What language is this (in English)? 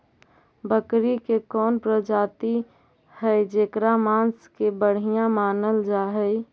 Magahi